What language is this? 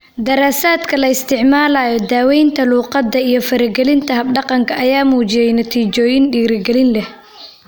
Somali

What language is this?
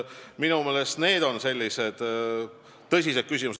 Estonian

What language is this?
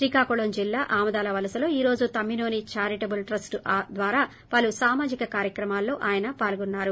Telugu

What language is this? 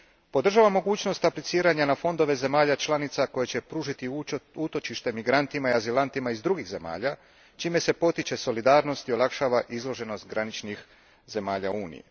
Croatian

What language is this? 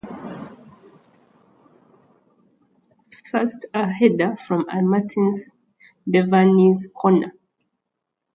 English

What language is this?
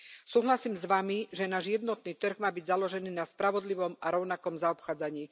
Slovak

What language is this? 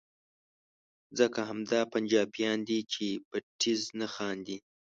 Pashto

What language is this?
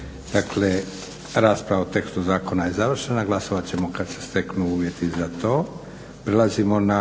Croatian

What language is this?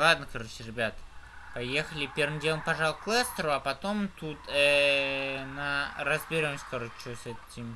Russian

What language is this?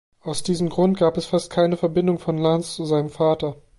German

